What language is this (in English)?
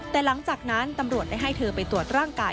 Thai